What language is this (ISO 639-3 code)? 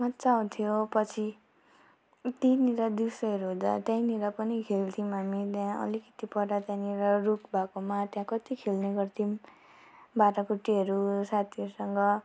nep